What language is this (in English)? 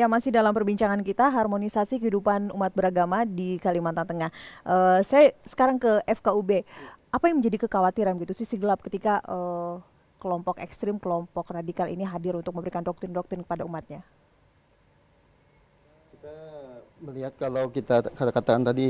Indonesian